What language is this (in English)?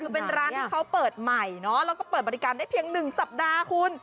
Thai